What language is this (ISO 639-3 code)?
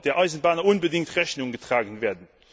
deu